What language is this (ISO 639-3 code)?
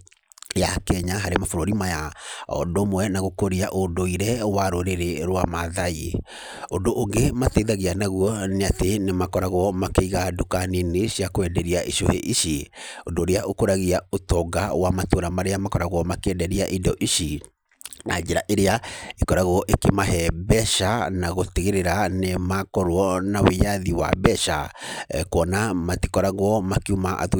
kik